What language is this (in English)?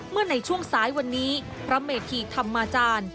Thai